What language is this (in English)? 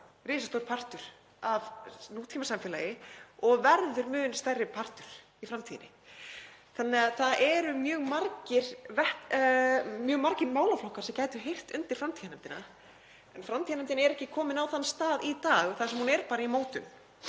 Icelandic